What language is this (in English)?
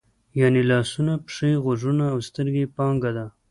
Pashto